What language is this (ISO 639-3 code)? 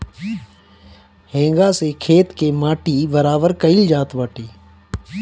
bho